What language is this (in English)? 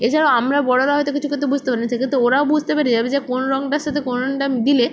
Bangla